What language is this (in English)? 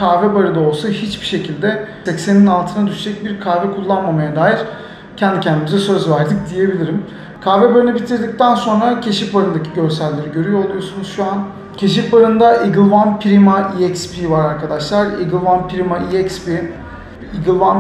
Turkish